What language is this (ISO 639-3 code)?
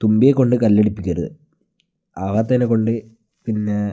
mal